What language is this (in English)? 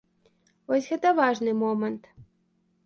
Belarusian